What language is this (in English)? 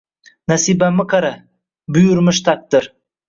Uzbek